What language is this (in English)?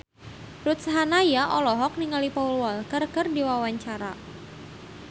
Sundanese